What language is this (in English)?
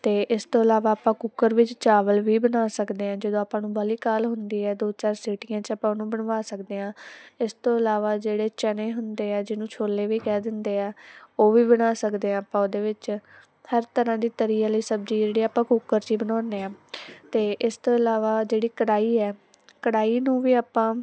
Punjabi